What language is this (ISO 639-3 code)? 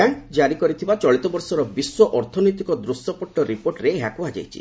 ori